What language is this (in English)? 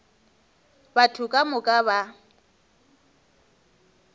Northern Sotho